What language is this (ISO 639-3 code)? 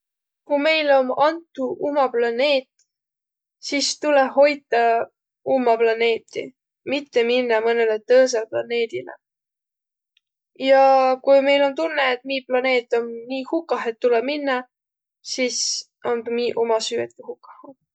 vro